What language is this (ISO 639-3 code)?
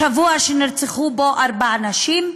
heb